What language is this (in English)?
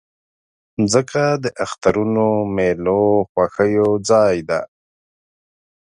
Pashto